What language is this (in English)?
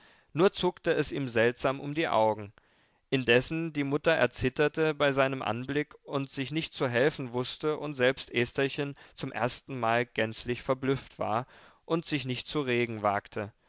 German